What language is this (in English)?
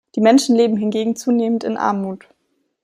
German